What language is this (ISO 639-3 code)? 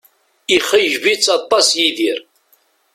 kab